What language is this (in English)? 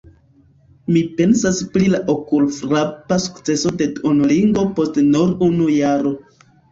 Esperanto